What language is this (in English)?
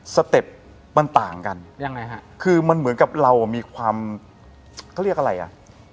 Thai